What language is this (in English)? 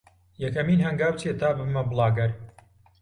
Central Kurdish